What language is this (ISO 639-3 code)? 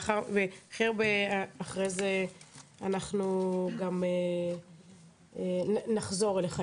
heb